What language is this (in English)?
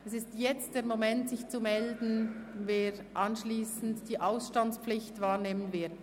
Swiss German